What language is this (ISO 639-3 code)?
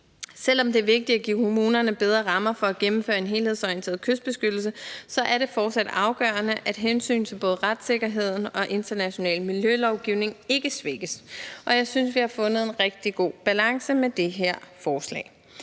dan